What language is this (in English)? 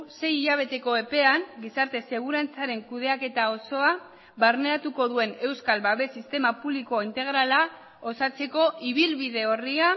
Basque